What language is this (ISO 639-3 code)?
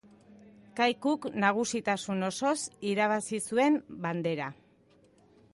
eus